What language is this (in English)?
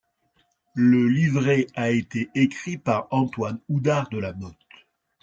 French